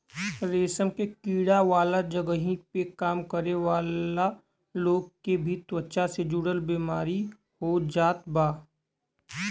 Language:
Bhojpuri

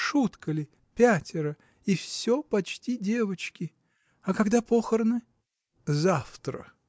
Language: Russian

